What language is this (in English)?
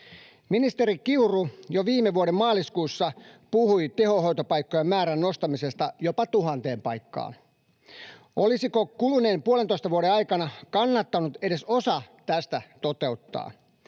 Finnish